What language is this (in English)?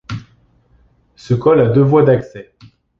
French